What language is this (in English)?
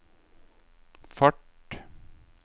Norwegian